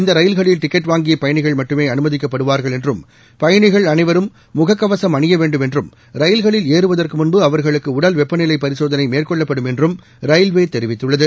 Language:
Tamil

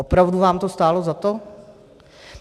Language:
Czech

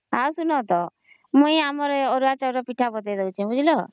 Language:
Odia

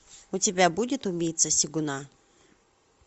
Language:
Russian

